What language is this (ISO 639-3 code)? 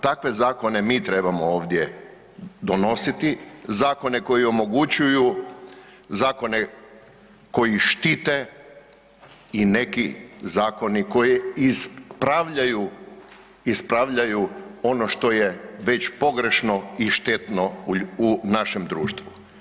hrv